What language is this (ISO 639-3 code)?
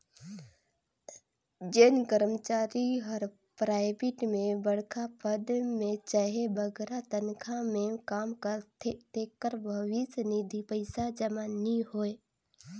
hne